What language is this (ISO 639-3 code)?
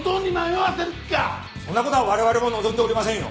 jpn